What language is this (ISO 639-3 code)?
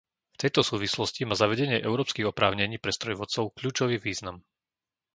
slk